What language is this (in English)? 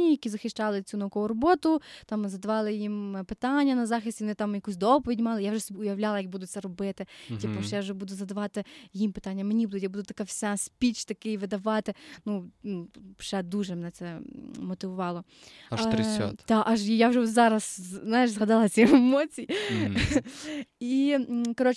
Ukrainian